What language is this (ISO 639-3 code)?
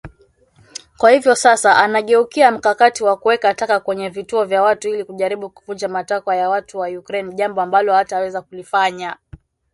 swa